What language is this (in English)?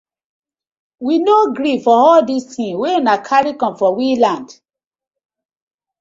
Nigerian Pidgin